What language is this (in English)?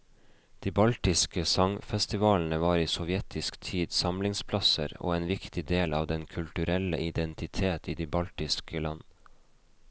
Norwegian